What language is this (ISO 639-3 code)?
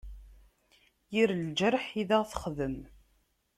kab